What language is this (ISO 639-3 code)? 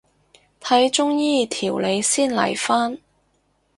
yue